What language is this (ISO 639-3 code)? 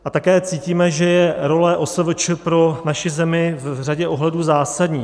ces